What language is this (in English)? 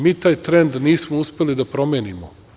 Serbian